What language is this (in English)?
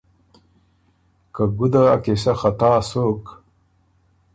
Ormuri